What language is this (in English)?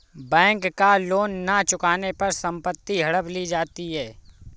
Hindi